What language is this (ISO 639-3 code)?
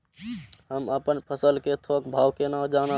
mai